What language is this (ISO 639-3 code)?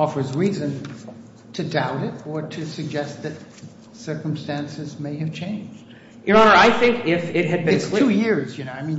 eng